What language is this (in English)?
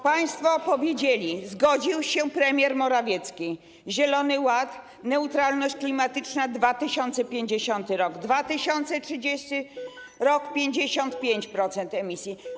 Polish